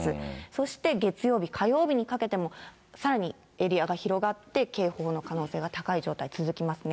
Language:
Japanese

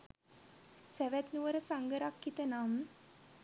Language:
Sinhala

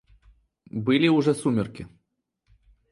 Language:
Russian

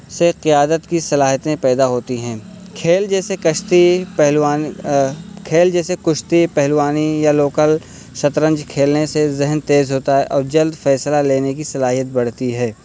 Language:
Urdu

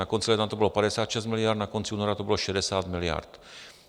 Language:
Czech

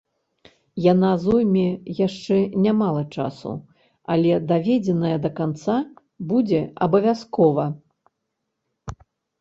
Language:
Belarusian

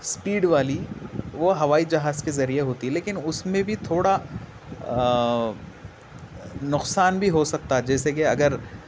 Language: Urdu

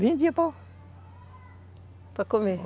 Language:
Portuguese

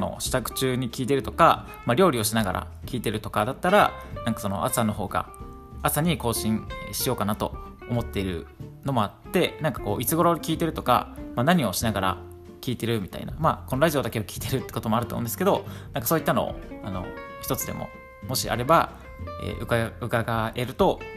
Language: Japanese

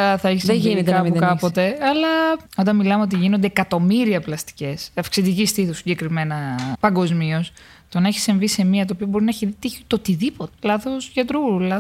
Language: Greek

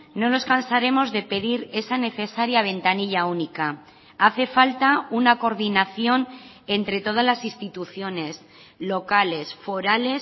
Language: Spanish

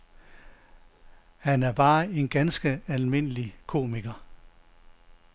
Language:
Danish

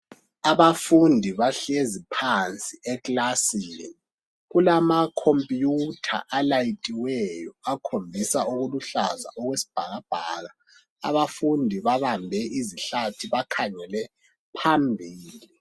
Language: North Ndebele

